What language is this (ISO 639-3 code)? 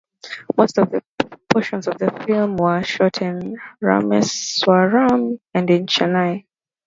eng